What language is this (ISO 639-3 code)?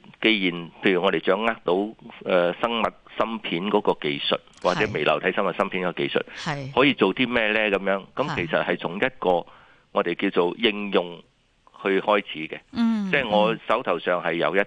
zho